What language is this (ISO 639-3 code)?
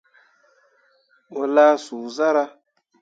mua